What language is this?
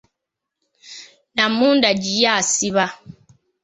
Ganda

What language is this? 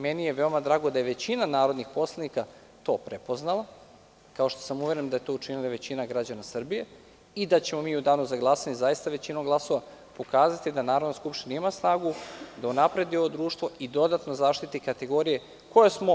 Serbian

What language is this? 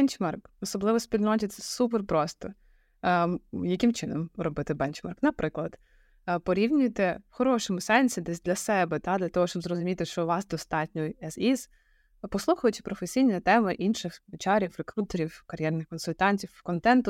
Ukrainian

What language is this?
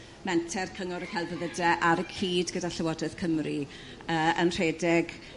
Welsh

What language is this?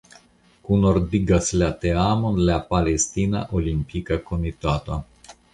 Esperanto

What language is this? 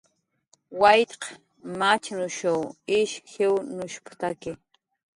Jaqaru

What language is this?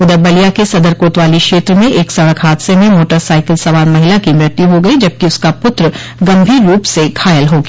Hindi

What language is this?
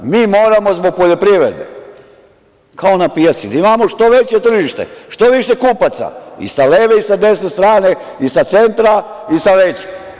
Serbian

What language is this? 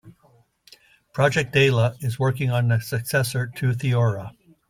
English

